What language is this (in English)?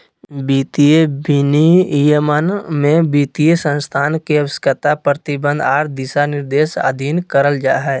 Magahi